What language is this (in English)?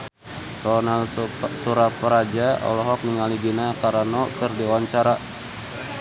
Sundanese